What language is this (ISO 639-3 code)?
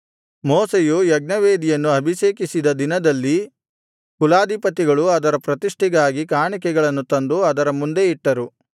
kan